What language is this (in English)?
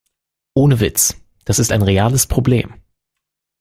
German